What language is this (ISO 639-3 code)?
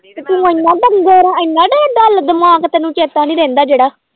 pan